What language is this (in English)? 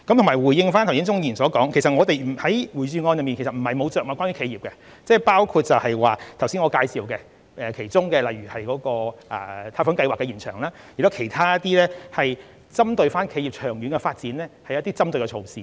Cantonese